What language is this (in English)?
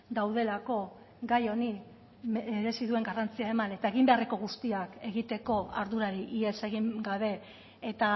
Basque